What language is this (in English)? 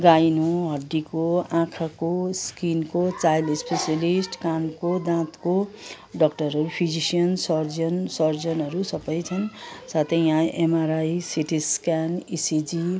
Nepali